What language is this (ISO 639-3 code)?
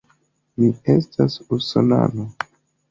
epo